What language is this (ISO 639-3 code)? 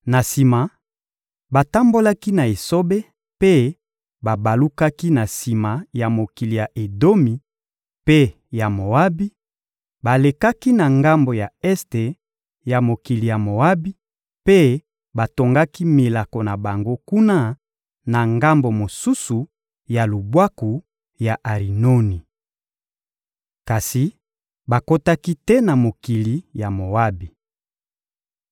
lin